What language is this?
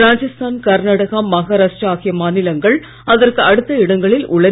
Tamil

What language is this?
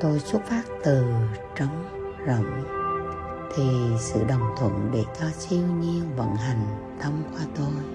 Vietnamese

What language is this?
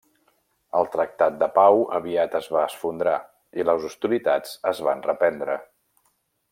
Catalan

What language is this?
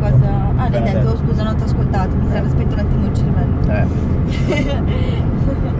Italian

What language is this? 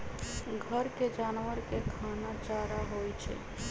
Magahi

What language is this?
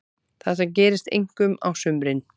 Icelandic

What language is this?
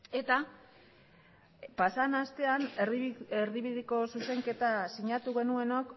Basque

